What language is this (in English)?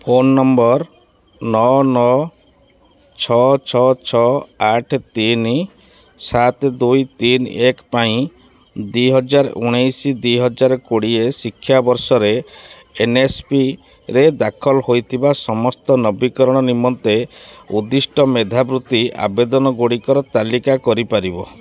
Odia